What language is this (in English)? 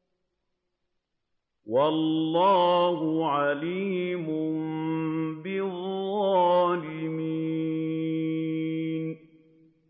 Arabic